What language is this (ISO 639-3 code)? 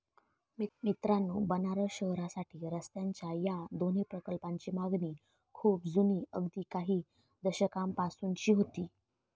mar